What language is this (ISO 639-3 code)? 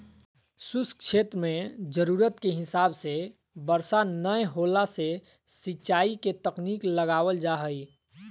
mag